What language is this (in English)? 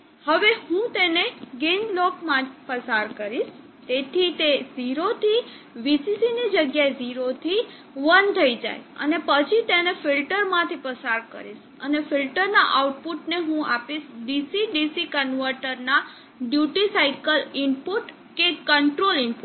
Gujarati